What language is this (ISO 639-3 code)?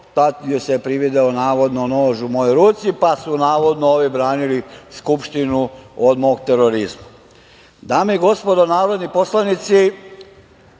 srp